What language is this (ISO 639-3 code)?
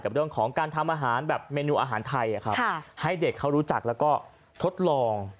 tha